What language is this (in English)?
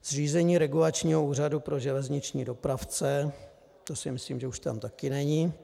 Czech